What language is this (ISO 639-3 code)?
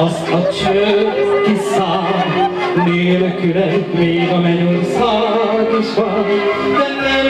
hun